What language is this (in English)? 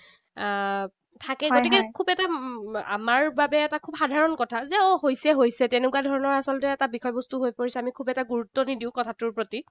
Assamese